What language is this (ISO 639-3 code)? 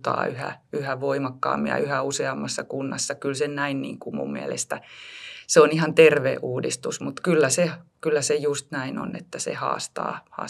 fin